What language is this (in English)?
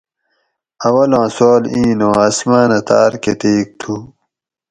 Gawri